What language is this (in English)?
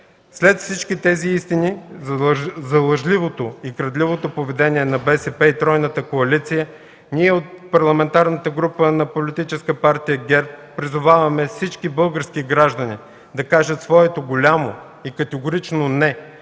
Bulgarian